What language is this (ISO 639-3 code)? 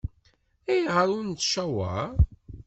kab